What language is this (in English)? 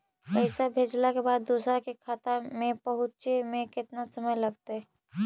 Magahi